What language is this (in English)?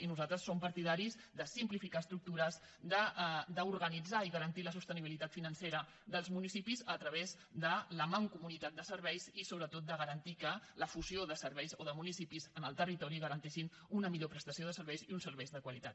Catalan